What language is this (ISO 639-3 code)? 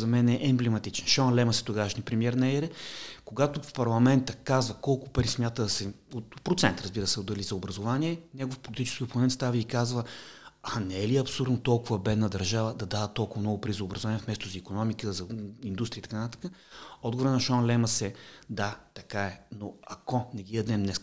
bul